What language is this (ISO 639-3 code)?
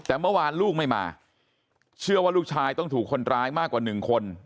tha